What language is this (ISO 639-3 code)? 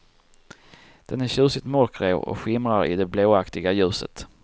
swe